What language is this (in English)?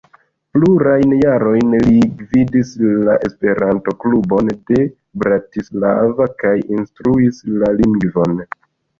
Esperanto